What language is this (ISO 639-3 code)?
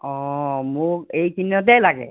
asm